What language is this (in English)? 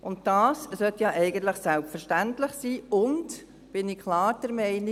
Swiss German